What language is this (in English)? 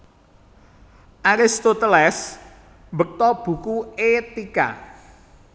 Javanese